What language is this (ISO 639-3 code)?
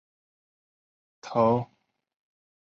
zho